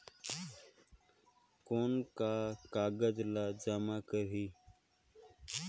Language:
Chhattisgarhi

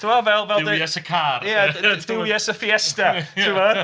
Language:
Welsh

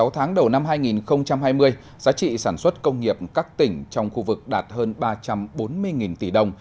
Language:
Vietnamese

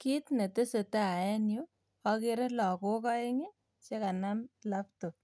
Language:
Kalenjin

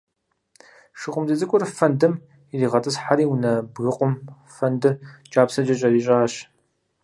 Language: Kabardian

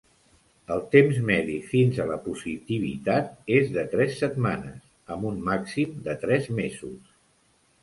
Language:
Catalan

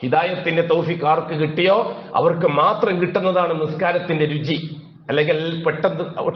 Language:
Arabic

